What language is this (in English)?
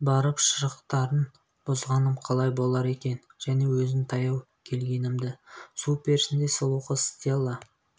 Kazakh